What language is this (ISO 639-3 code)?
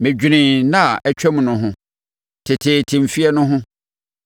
aka